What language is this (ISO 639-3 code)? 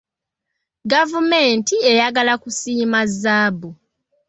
lug